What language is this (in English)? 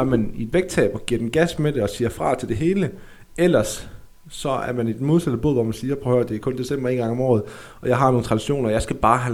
Danish